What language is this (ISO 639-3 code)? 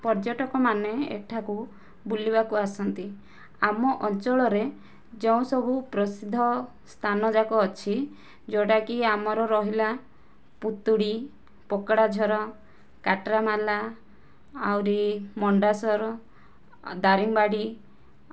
ori